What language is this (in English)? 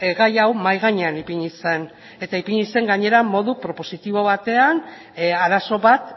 Basque